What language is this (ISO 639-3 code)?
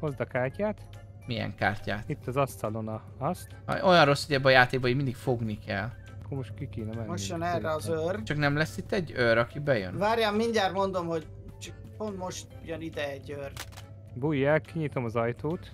hun